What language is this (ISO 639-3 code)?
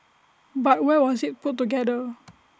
eng